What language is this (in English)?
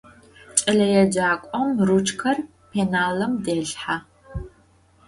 Adyghe